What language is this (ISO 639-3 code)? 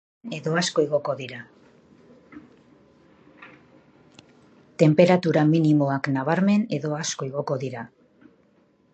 eus